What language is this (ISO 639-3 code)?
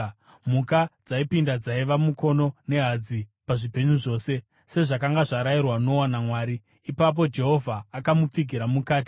sna